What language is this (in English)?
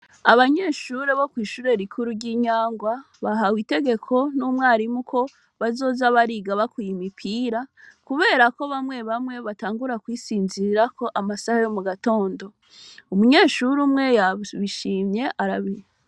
Rundi